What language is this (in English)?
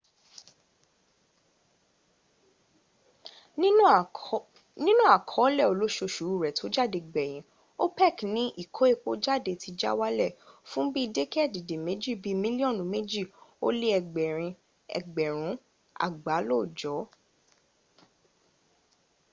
Yoruba